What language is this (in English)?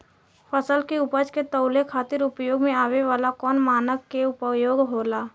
Bhojpuri